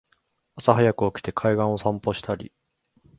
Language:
Japanese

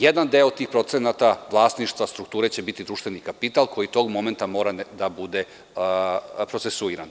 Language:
Serbian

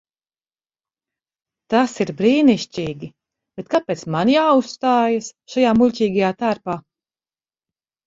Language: Latvian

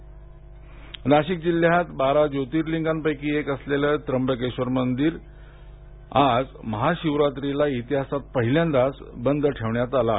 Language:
Marathi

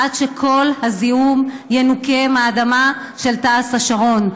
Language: Hebrew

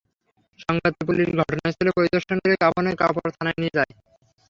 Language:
Bangla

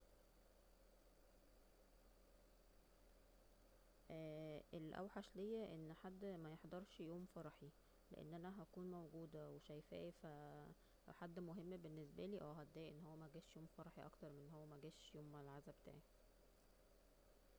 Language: Egyptian Arabic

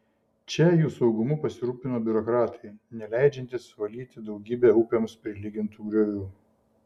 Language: Lithuanian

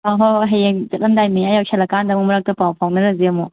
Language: Manipuri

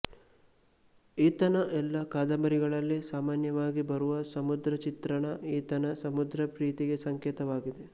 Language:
Kannada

